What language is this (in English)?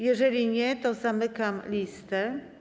Polish